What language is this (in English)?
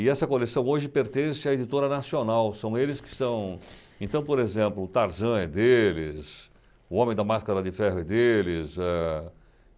Portuguese